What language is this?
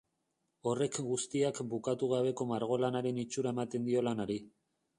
Basque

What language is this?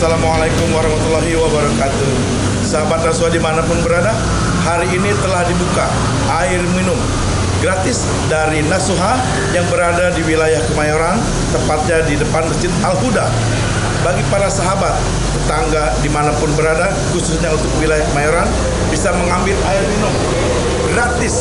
Indonesian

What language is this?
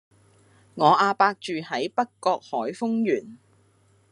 Cantonese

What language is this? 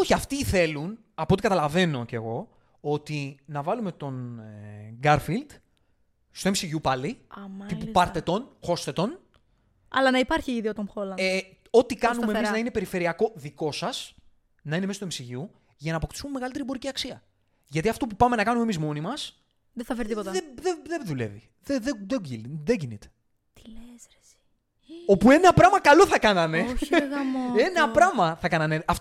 Greek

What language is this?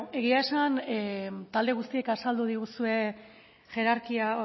Basque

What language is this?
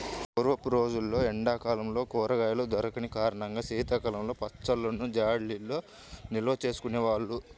Telugu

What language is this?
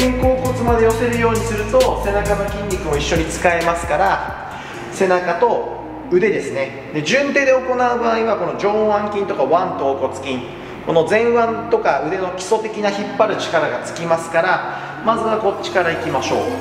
Japanese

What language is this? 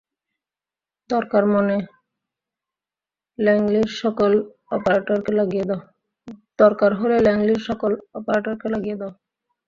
Bangla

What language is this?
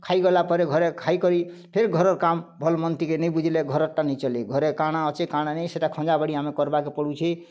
Odia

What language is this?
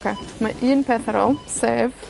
Welsh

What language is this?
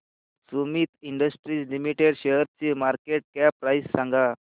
Marathi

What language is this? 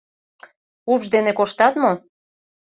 Mari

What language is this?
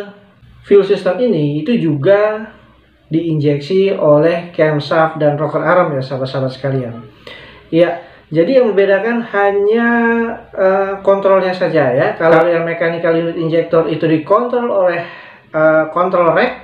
Indonesian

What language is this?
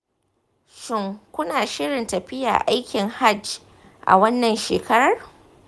Hausa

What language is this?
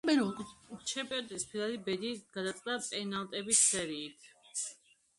Georgian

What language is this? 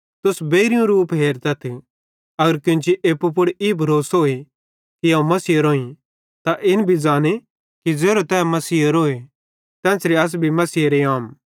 Bhadrawahi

